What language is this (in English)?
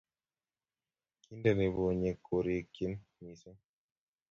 Kalenjin